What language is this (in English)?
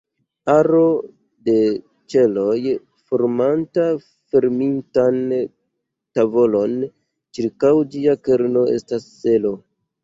Esperanto